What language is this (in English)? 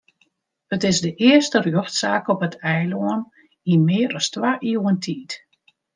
Western Frisian